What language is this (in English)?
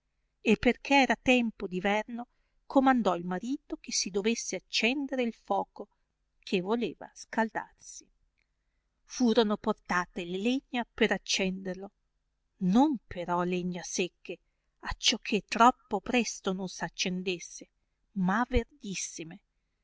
Italian